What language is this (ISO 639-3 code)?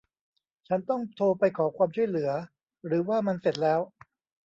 tha